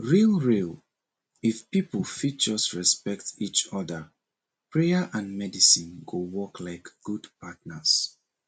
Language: Nigerian Pidgin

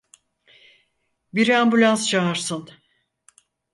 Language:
Turkish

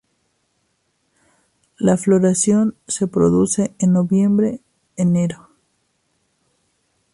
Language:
Spanish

